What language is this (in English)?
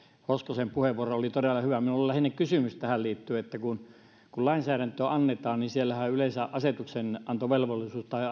Finnish